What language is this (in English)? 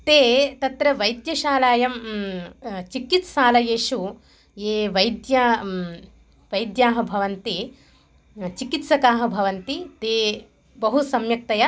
Sanskrit